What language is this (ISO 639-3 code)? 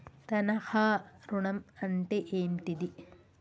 tel